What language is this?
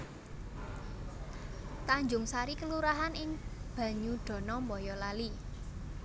Javanese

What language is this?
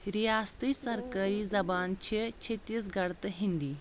Kashmiri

